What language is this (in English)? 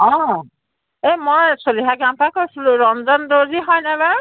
Assamese